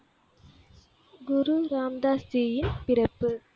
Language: Tamil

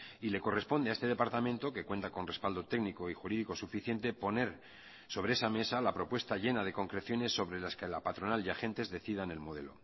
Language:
Spanish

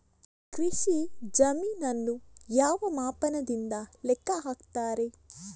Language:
Kannada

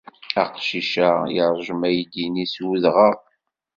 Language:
Kabyle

